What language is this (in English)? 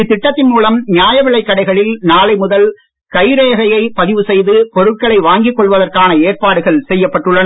Tamil